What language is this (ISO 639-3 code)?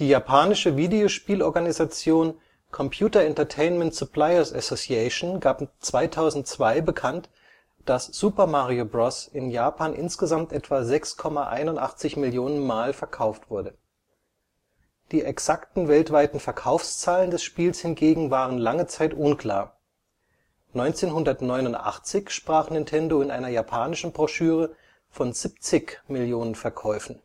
deu